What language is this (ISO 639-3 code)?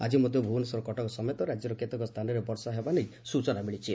ori